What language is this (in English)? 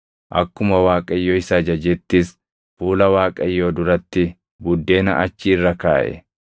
Oromo